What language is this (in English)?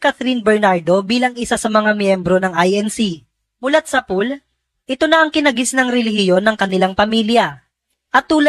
Filipino